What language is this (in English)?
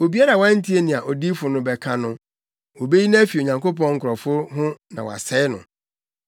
Akan